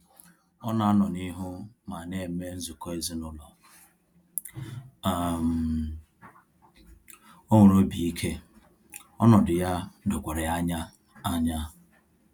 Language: Igbo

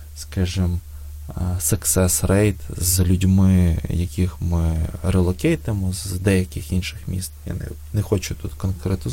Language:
Ukrainian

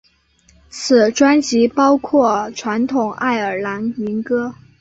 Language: Chinese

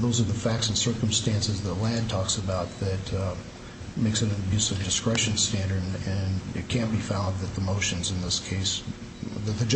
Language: English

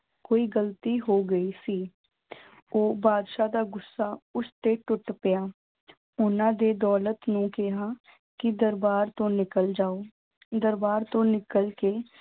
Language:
Punjabi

